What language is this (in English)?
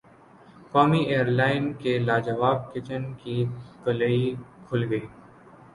Urdu